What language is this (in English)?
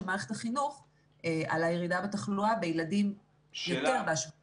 Hebrew